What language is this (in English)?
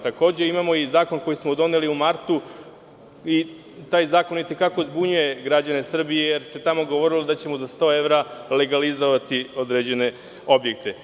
Serbian